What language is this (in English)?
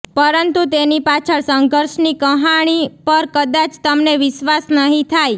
Gujarati